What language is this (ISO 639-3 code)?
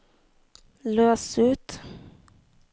nor